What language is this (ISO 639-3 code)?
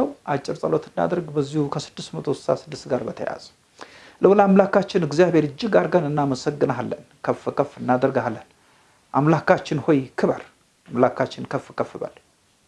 eng